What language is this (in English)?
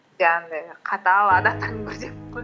Kazakh